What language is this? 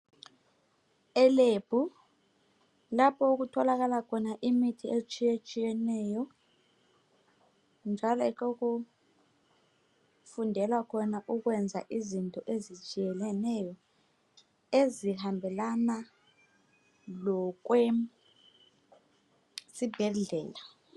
North Ndebele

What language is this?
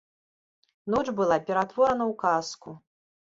Belarusian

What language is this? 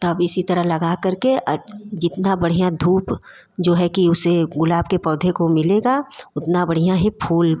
Hindi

